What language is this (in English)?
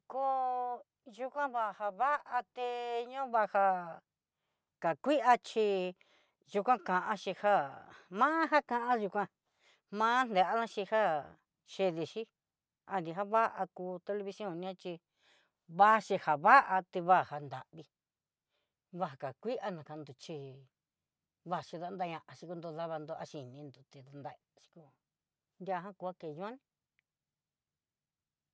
Southeastern Nochixtlán Mixtec